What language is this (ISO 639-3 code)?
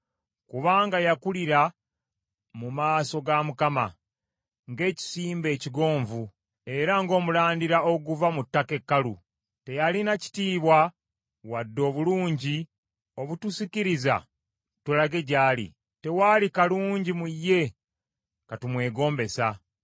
lug